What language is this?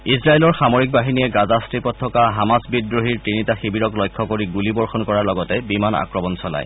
Assamese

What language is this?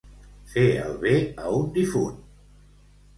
Catalan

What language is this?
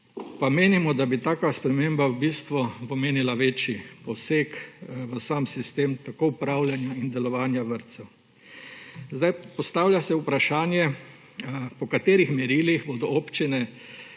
Slovenian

